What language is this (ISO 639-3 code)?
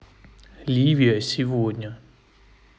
rus